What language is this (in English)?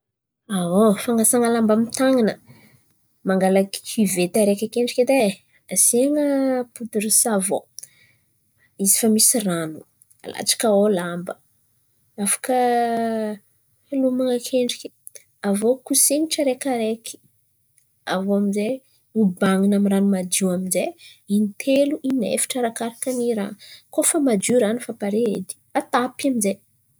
Antankarana Malagasy